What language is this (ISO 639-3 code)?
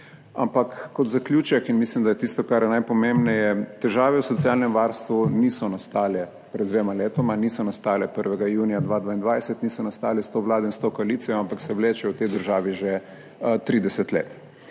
slv